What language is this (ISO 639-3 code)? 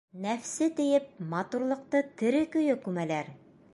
bak